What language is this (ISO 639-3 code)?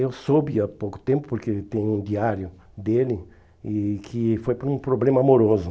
por